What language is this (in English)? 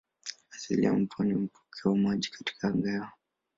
Swahili